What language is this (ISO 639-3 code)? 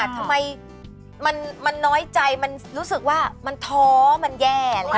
tha